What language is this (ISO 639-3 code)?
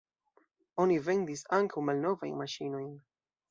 epo